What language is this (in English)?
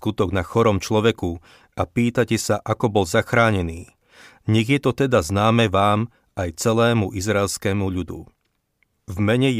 Slovak